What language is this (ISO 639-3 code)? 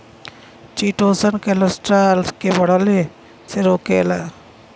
bho